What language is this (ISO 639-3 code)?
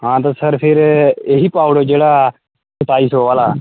doi